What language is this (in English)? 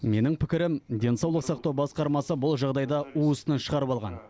Kazakh